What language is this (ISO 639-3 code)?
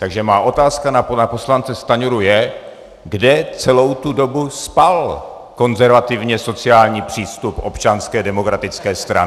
ces